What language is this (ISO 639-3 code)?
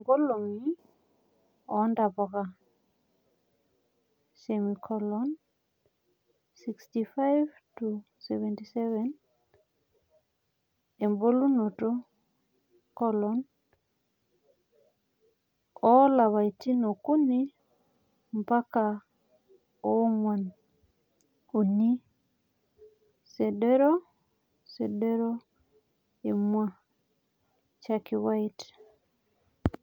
mas